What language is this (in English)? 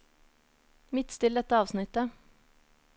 Norwegian